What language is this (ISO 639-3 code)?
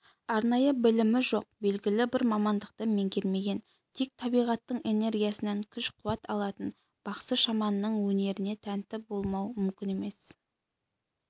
kaz